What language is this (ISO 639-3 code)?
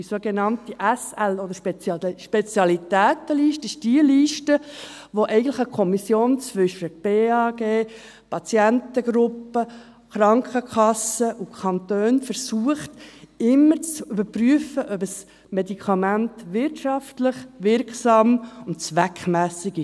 gsw